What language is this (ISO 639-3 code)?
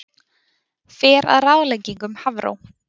isl